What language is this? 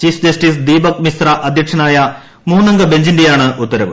Malayalam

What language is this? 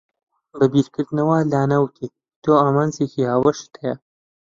Central Kurdish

